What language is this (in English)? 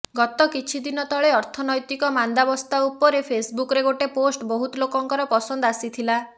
Odia